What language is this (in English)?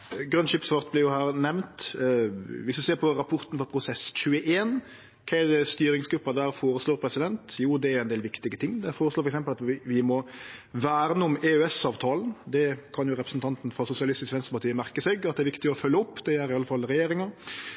Norwegian Nynorsk